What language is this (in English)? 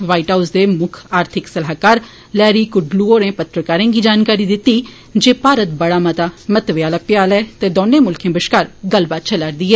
Dogri